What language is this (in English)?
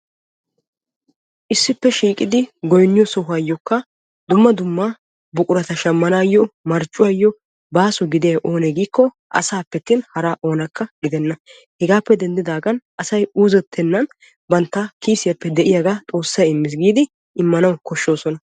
Wolaytta